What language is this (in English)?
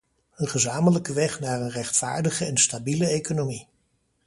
Dutch